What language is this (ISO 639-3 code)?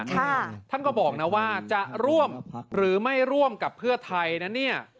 tha